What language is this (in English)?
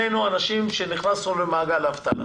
Hebrew